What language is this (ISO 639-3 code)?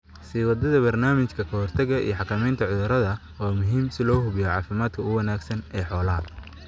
som